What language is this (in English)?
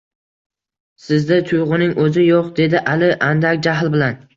Uzbek